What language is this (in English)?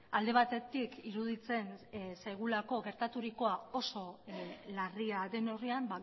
Basque